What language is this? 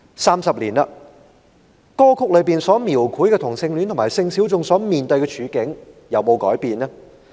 Cantonese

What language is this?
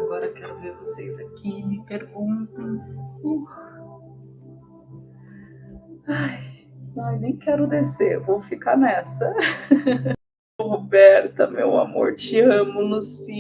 Portuguese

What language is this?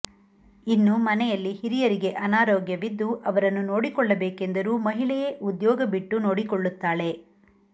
Kannada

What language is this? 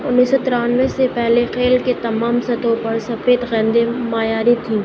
Urdu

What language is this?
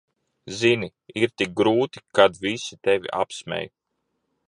Latvian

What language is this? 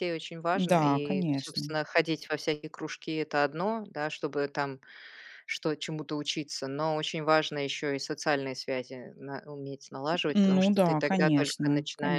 Russian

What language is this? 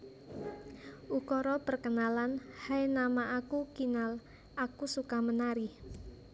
Javanese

